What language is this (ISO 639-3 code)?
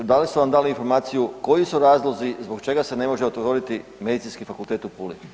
hrv